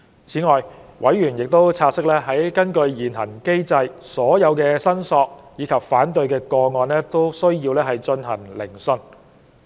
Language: Cantonese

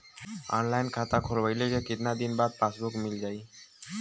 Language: Bhojpuri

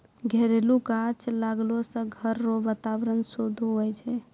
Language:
Maithili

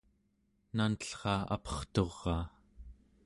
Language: Central Yupik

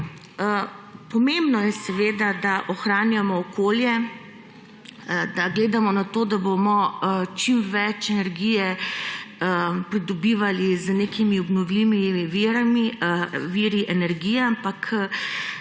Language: Slovenian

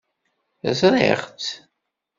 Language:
Kabyle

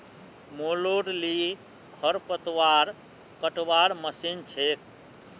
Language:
Magahi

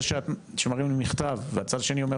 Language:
Hebrew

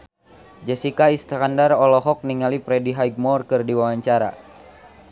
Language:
Sundanese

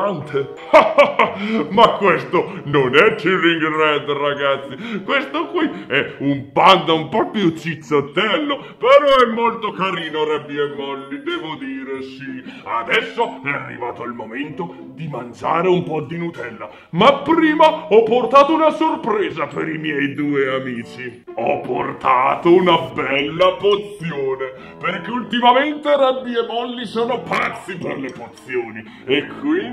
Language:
Italian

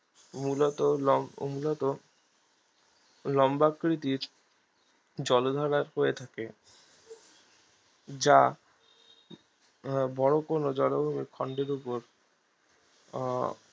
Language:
Bangla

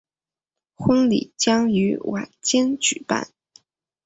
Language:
Chinese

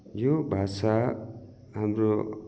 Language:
Nepali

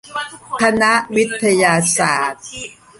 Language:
Thai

